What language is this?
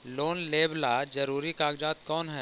Magahi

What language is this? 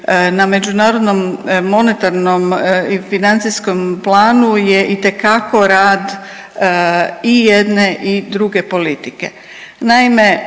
Croatian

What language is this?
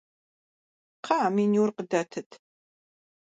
Kabardian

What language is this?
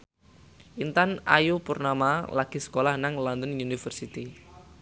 Javanese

